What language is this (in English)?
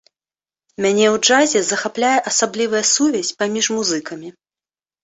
Belarusian